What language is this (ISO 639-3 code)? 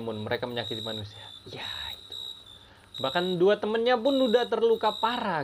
ind